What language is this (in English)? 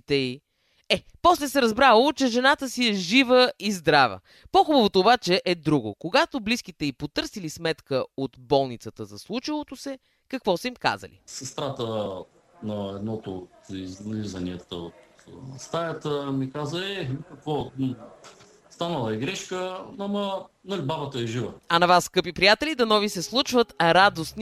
Bulgarian